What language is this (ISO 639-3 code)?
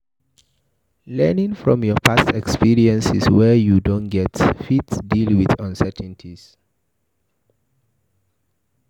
pcm